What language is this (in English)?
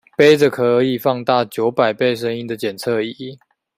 Chinese